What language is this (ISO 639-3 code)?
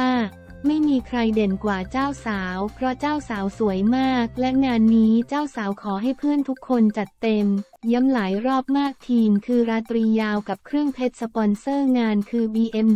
tha